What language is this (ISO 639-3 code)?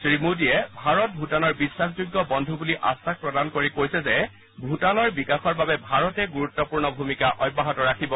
asm